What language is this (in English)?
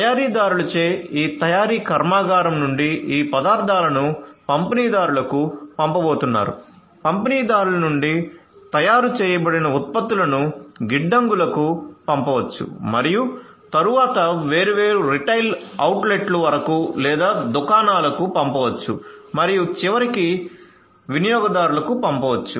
Telugu